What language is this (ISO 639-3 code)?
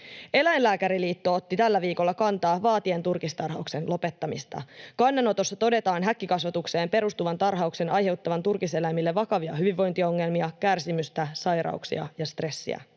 fin